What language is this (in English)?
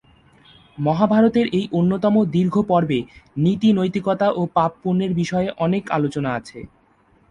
Bangla